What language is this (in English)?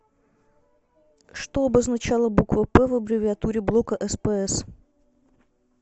Russian